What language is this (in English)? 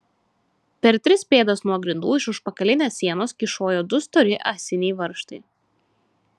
Lithuanian